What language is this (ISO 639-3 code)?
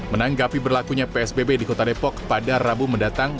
ind